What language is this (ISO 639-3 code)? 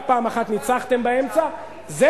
heb